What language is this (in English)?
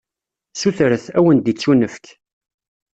Kabyle